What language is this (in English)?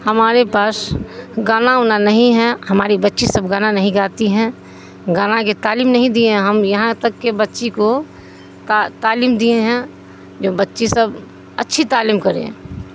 Urdu